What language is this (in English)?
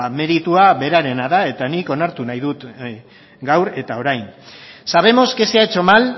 Basque